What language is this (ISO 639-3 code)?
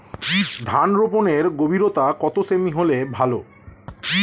ben